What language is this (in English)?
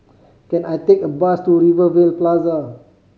English